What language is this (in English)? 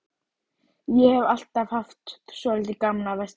Icelandic